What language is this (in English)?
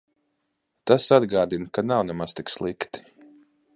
Latvian